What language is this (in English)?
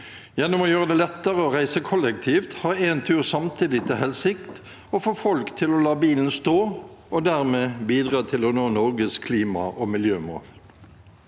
Norwegian